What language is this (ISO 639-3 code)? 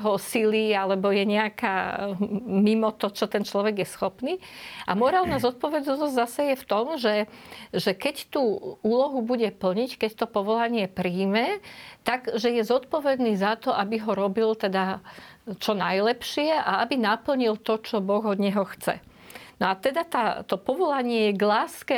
slk